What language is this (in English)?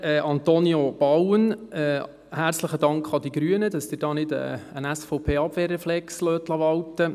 Swiss German